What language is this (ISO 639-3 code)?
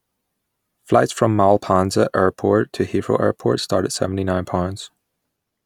eng